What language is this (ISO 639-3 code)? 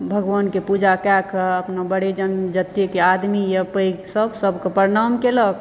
mai